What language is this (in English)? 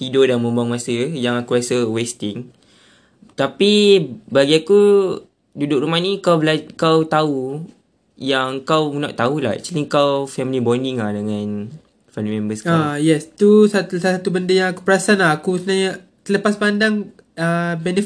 Malay